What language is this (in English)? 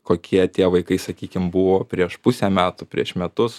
Lithuanian